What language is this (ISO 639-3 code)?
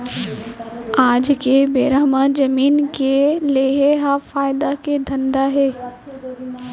hne